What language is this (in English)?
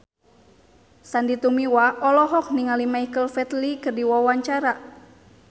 Sundanese